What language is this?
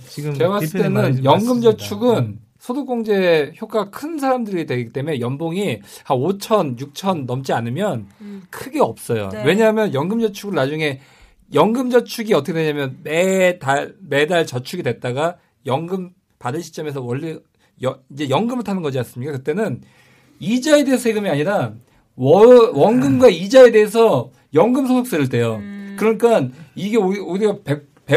Korean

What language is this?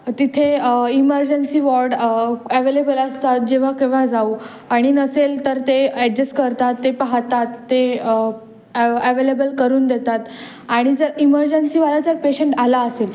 Marathi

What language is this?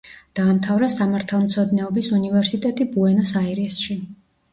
Georgian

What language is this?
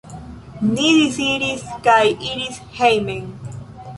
Esperanto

